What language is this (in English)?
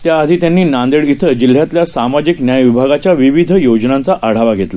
Marathi